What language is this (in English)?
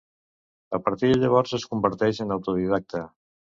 Catalan